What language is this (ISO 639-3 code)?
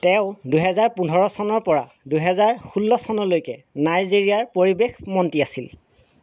asm